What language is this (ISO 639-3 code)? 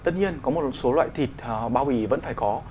vie